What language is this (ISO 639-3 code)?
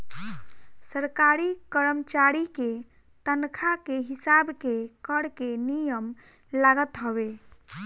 bho